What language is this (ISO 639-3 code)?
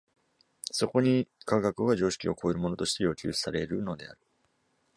jpn